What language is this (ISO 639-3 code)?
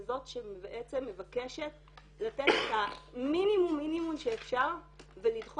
heb